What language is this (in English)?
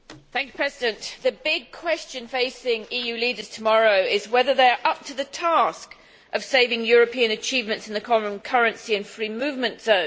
English